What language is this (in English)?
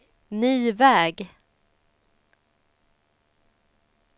Swedish